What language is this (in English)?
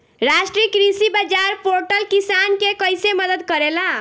Bhojpuri